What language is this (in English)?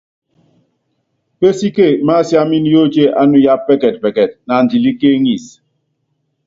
Yangben